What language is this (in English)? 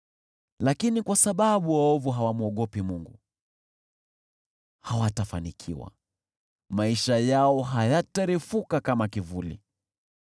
Swahili